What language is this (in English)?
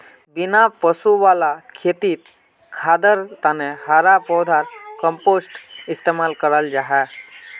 Magahi